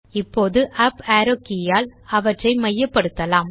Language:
Tamil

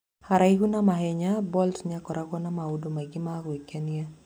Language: Kikuyu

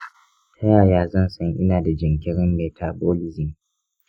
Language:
Hausa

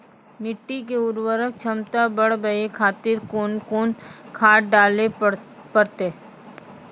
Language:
Maithili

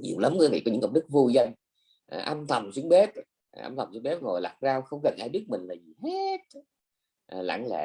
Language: Vietnamese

